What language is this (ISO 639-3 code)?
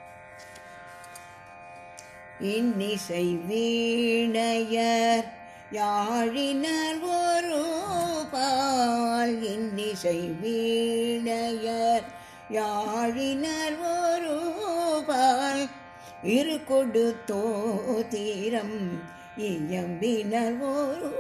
tam